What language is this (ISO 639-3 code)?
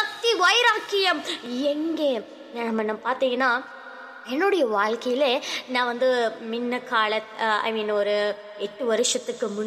tam